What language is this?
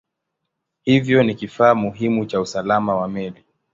Swahili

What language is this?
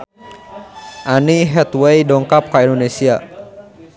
Sundanese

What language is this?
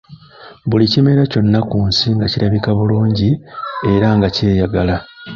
Ganda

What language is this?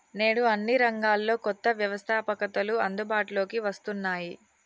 Telugu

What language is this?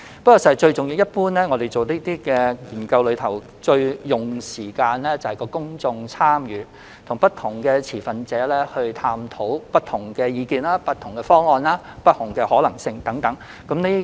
Cantonese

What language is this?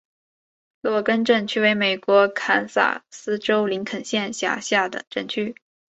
Chinese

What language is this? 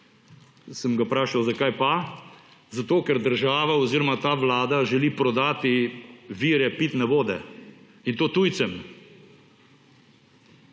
Slovenian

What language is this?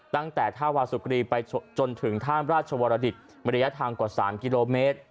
Thai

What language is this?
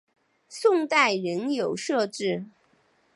Chinese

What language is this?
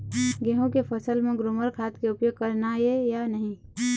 Chhattisgarhi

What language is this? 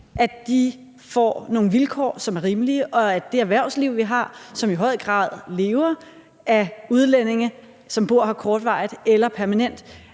Danish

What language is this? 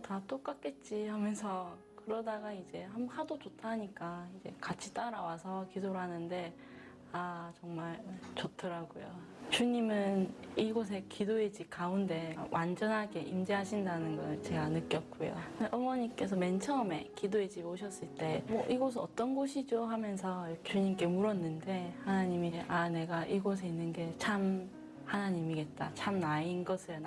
Korean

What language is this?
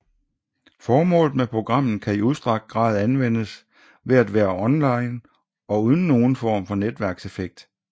Danish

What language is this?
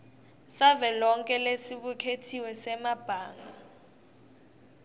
Swati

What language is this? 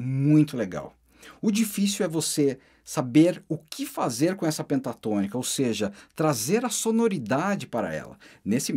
Portuguese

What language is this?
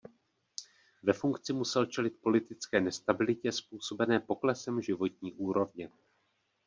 Czech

